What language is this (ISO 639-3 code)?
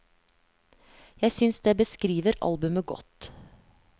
nor